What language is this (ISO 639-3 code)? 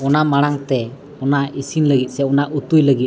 sat